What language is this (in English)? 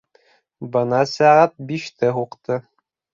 Bashkir